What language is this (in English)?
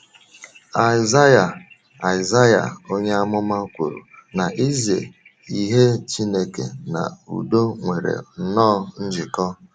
Igbo